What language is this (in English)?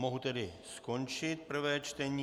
Czech